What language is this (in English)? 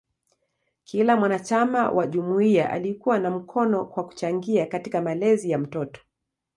Swahili